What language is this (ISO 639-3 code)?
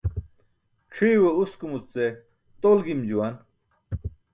bsk